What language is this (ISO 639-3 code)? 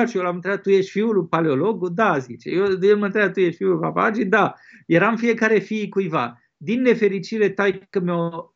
ron